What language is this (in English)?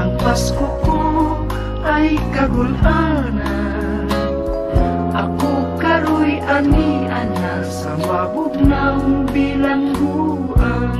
Indonesian